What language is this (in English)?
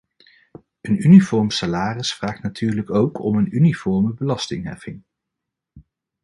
Dutch